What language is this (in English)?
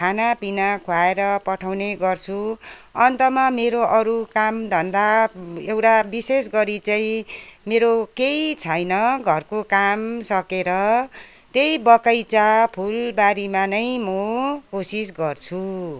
Nepali